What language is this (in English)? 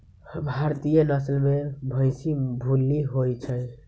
Magahi